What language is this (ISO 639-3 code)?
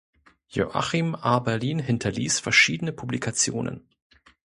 deu